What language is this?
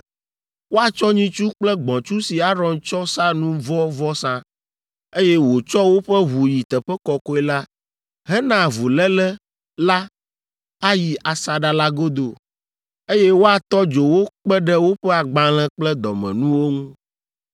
Ewe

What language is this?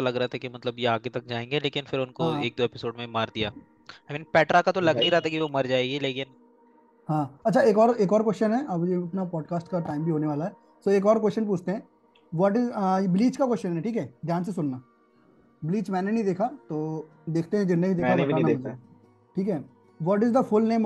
Hindi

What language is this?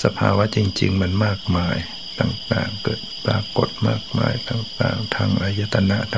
Thai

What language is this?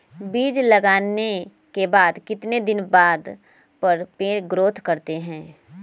Magahi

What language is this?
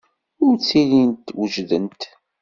Kabyle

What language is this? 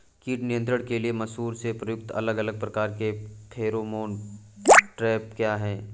Hindi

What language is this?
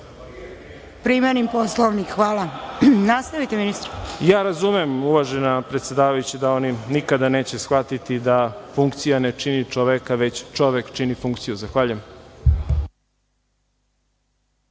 Serbian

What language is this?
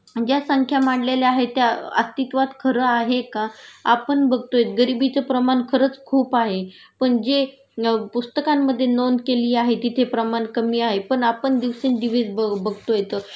Marathi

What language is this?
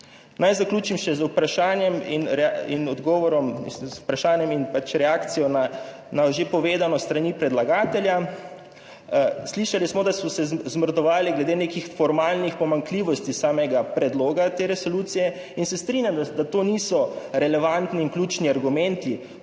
Slovenian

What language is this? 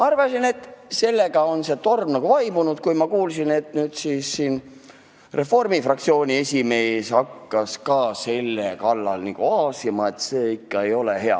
Estonian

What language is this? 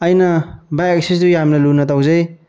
Manipuri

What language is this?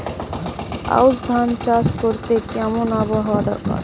Bangla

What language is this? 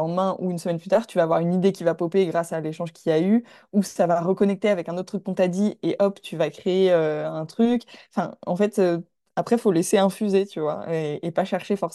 French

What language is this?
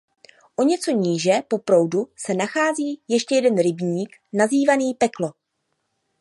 Czech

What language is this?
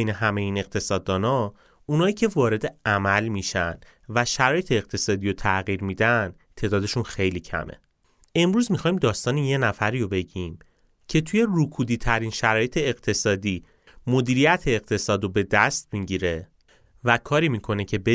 Persian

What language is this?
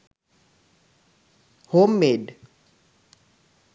Sinhala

